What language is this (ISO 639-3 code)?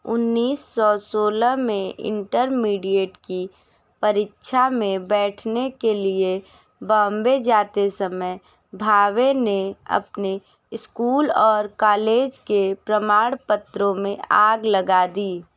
hin